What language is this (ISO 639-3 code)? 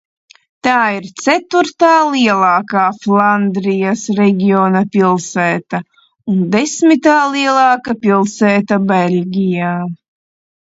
lav